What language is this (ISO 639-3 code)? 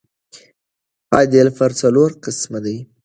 pus